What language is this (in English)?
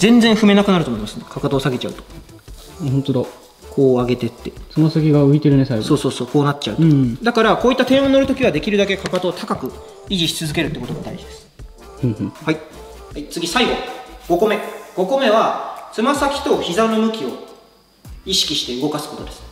Japanese